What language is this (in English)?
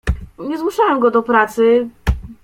Polish